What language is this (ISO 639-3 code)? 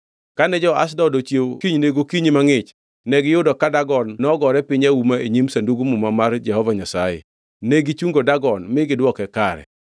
luo